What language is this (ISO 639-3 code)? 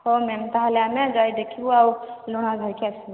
ori